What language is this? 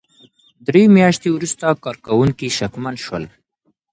Pashto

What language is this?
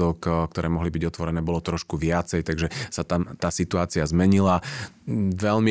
Slovak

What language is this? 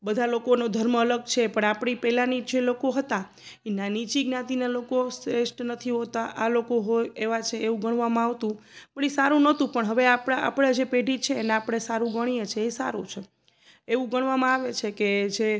Gujarati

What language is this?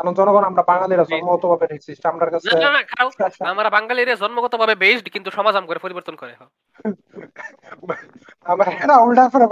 Bangla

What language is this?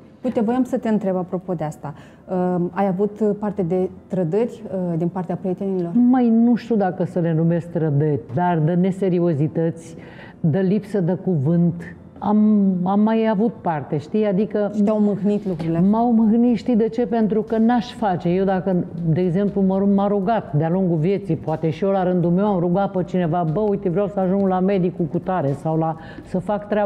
Romanian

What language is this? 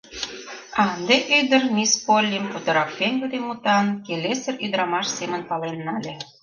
Mari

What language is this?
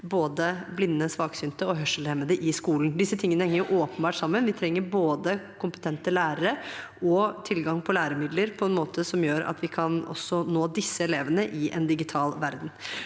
Norwegian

